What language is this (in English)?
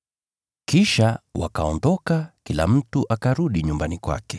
Swahili